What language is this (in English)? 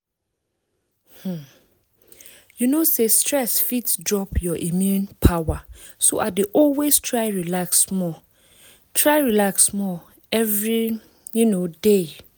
Nigerian Pidgin